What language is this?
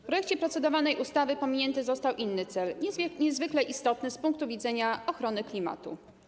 Polish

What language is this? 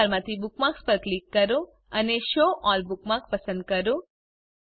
Gujarati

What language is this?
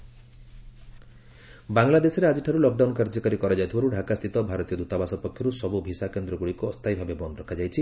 Odia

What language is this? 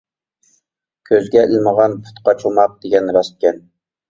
Uyghur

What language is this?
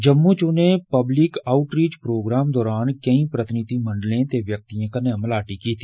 Dogri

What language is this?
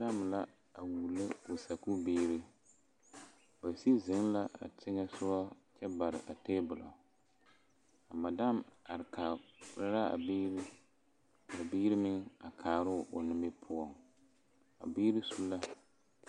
Southern Dagaare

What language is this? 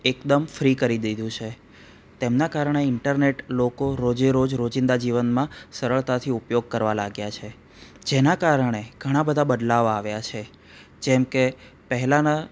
Gujarati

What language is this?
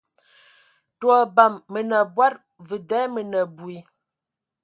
Ewondo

